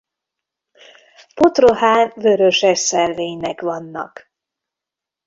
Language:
Hungarian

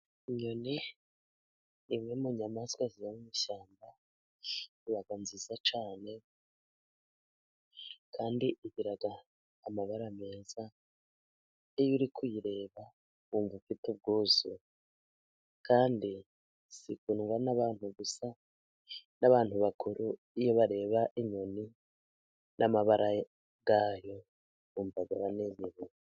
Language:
Kinyarwanda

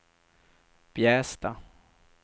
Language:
Swedish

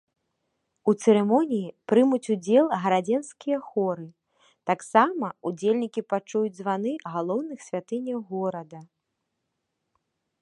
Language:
Belarusian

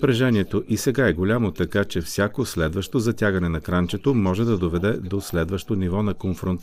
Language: Bulgarian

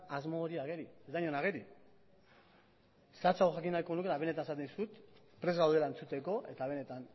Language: Basque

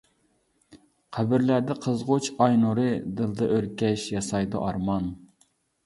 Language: Uyghur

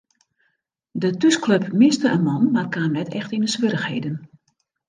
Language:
Western Frisian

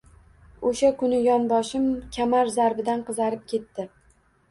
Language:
Uzbek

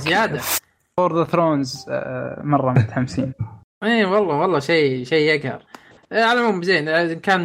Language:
Arabic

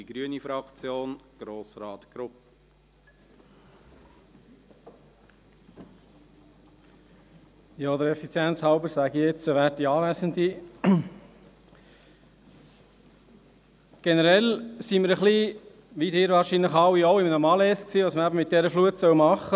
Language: Swiss German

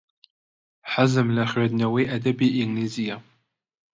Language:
Central Kurdish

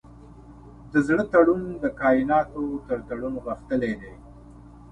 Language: Pashto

